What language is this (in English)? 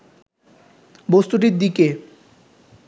Bangla